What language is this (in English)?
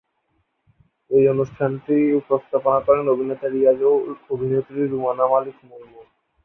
Bangla